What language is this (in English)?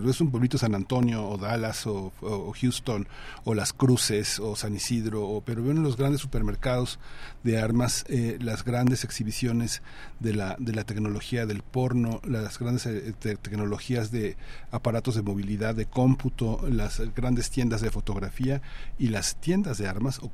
Spanish